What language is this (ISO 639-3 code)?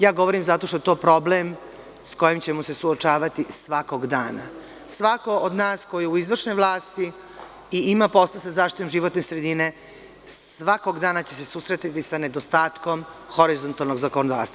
srp